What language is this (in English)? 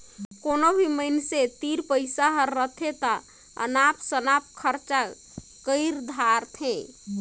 Chhattisgarhi